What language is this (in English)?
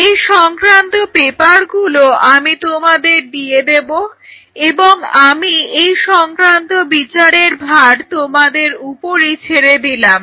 Bangla